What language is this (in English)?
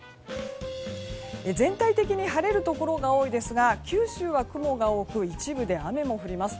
Japanese